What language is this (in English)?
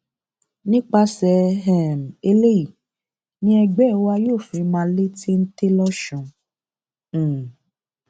Yoruba